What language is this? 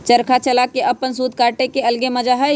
Magahi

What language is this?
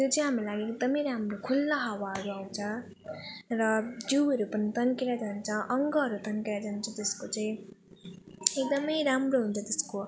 Nepali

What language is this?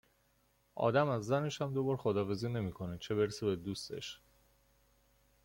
Persian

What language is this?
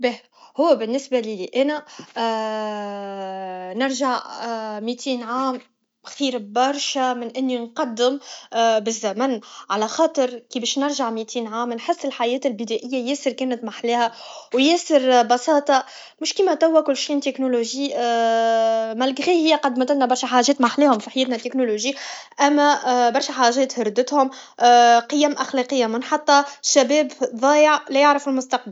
Tunisian Arabic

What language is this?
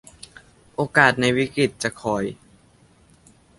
Thai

